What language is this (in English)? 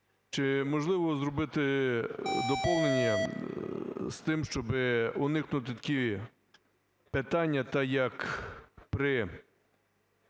Ukrainian